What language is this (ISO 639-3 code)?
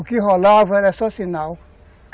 por